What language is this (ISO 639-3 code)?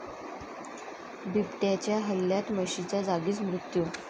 mar